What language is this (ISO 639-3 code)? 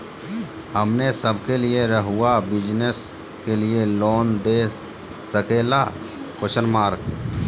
mag